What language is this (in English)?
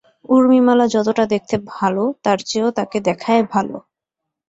Bangla